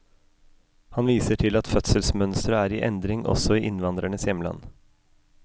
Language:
Norwegian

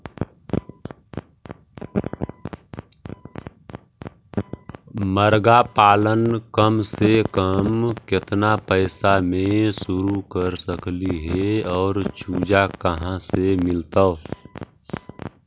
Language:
Magahi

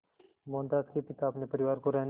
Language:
Hindi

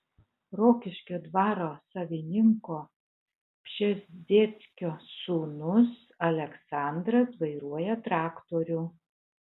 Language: Lithuanian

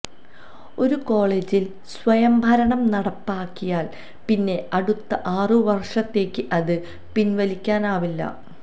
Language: Malayalam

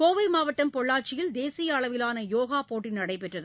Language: Tamil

